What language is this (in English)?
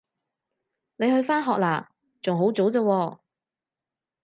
Cantonese